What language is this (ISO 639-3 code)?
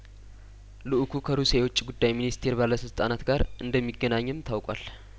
amh